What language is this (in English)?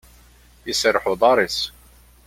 Kabyle